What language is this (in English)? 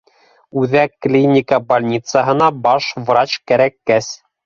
Bashkir